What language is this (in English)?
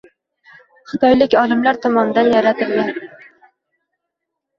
Uzbek